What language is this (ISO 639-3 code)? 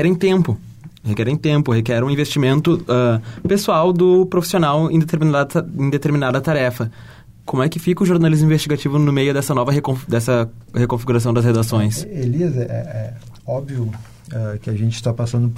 por